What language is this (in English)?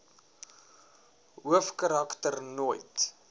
Afrikaans